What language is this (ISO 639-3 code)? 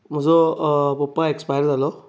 kok